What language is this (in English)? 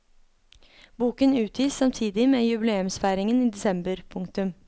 Norwegian